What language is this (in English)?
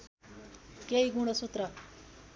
Nepali